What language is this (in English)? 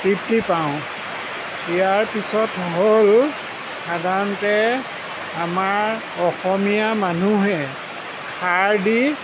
Assamese